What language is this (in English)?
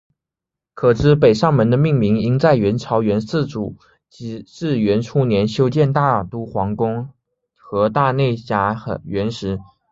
Chinese